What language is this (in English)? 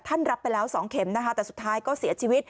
Thai